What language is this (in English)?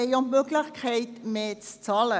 Swiss German